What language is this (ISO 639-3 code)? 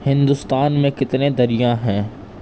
urd